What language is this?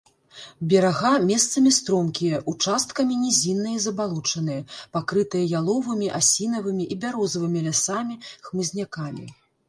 Belarusian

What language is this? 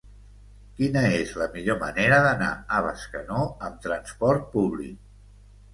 Catalan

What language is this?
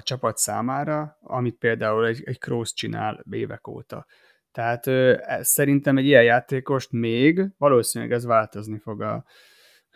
Hungarian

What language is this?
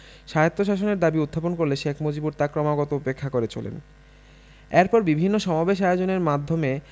Bangla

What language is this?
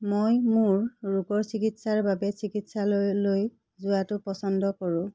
Assamese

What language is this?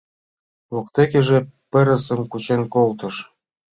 Mari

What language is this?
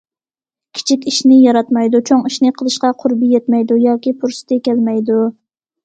Uyghur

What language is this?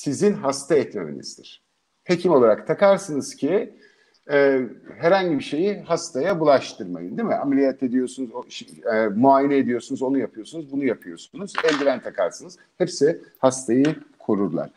Turkish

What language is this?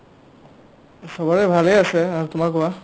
Assamese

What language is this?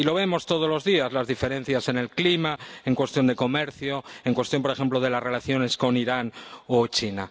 Spanish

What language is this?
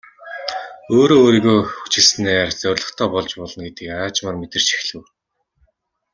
Mongolian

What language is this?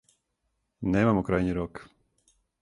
Serbian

